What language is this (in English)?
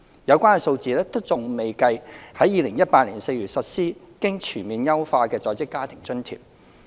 Cantonese